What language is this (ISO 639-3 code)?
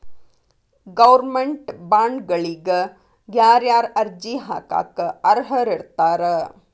kan